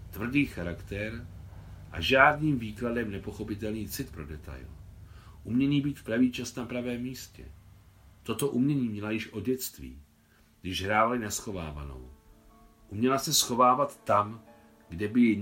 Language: Czech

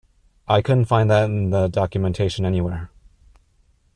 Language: English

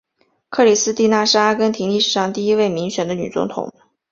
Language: Chinese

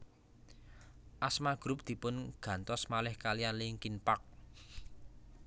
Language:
Javanese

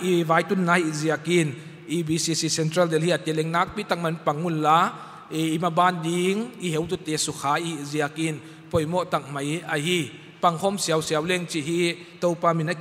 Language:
Filipino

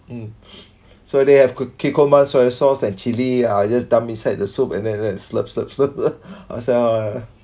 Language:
English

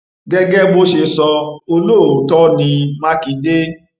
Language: Yoruba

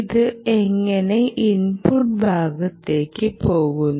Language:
Malayalam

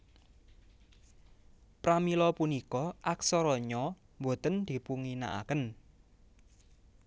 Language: Javanese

